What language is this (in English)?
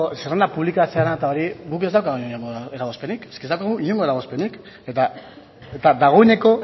Basque